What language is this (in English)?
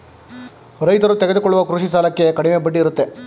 Kannada